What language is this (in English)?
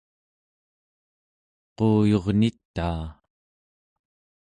Central Yupik